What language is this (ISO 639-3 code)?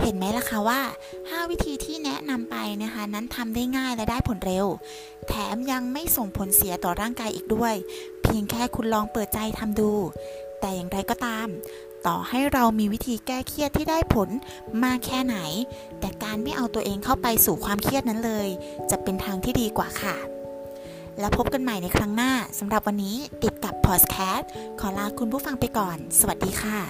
tha